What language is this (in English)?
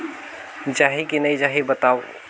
Chhattisgarhi